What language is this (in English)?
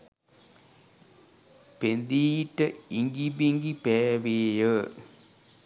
Sinhala